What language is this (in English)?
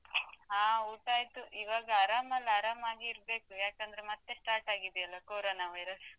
Kannada